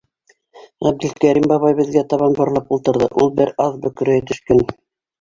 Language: Bashkir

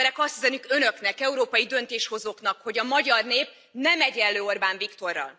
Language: Hungarian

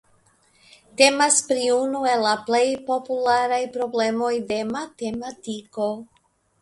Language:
Esperanto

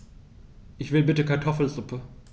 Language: German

